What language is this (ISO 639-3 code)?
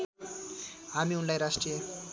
nep